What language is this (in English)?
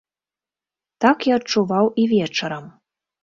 Belarusian